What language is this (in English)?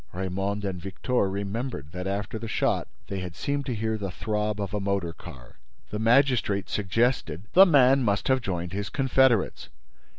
English